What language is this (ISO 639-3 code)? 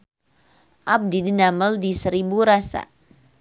sun